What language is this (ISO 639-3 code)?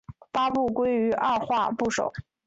zho